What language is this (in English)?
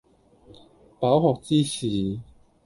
Cantonese